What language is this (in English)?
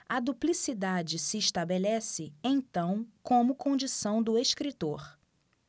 Portuguese